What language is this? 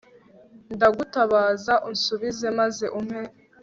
Kinyarwanda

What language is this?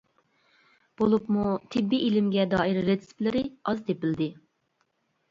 Uyghur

